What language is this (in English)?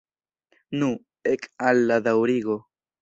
Esperanto